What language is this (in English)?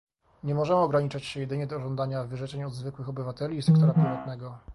Polish